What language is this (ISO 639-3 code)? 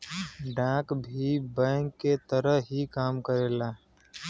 bho